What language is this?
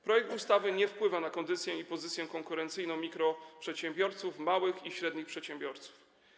Polish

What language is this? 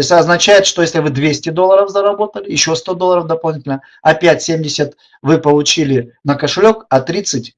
Russian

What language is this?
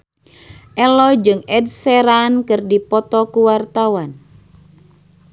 Sundanese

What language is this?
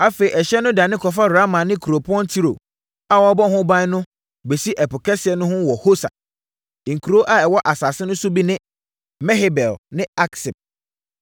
Akan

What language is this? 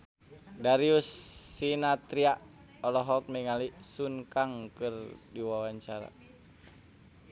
Sundanese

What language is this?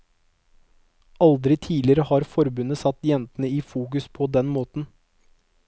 Norwegian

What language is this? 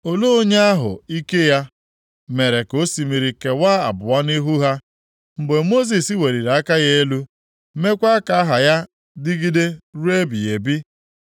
Igbo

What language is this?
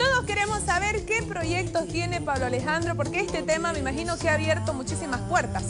Spanish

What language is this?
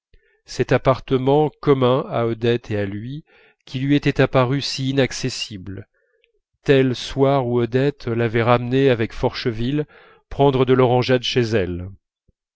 French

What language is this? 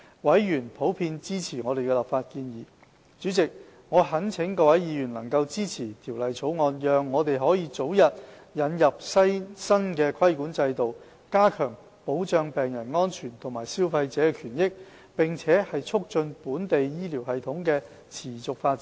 Cantonese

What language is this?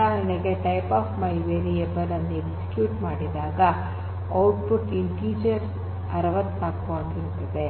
Kannada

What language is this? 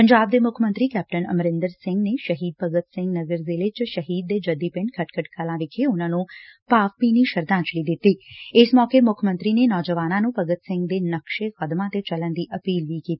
Punjabi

